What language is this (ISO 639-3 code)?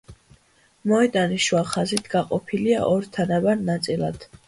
kat